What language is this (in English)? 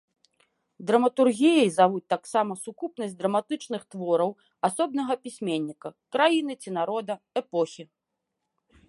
Belarusian